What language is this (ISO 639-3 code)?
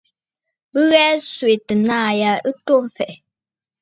bfd